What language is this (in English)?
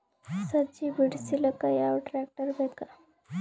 Kannada